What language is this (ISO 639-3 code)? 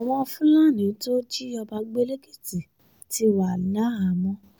yor